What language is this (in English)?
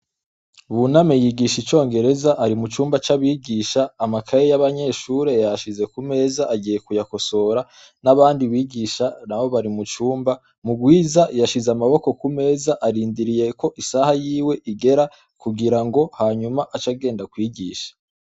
Rundi